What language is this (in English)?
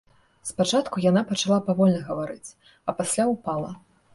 Belarusian